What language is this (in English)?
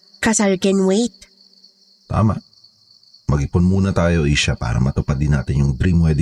Filipino